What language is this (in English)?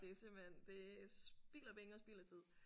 Danish